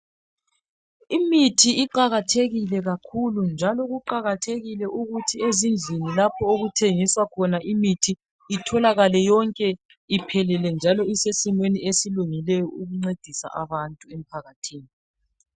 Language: North Ndebele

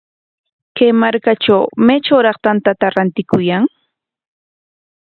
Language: Corongo Ancash Quechua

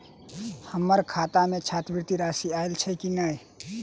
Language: Maithili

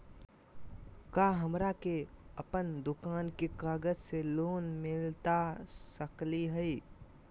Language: Magahi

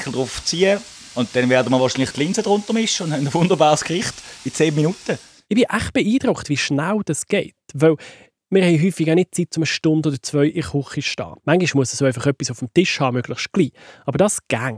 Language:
German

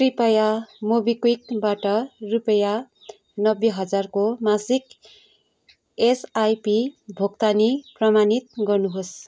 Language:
Nepali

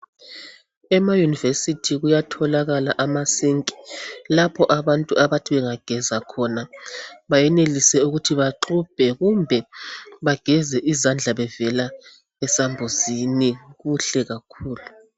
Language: North Ndebele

